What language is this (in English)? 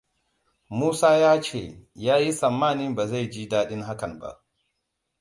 Hausa